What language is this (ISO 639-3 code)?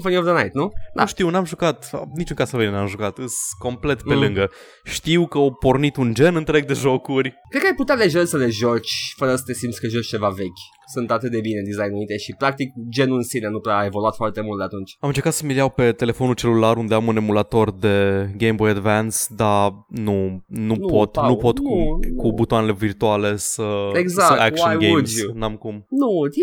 ron